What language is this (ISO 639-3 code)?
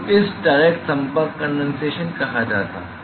hin